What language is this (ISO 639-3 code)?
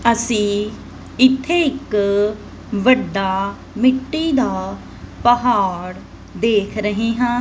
pan